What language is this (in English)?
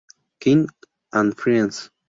Spanish